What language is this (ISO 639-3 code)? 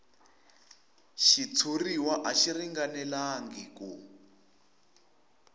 tso